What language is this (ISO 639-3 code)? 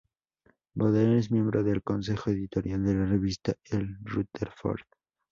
spa